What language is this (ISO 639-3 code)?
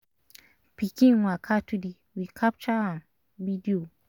pcm